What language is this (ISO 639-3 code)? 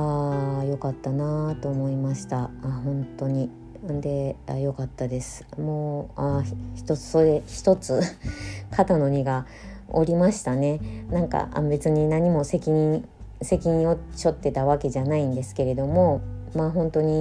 jpn